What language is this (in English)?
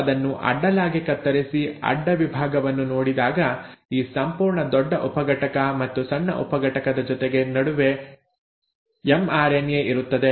Kannada